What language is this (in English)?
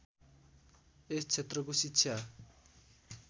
Nepali